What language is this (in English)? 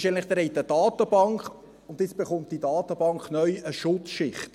Swiss German